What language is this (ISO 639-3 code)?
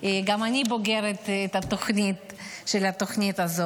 heb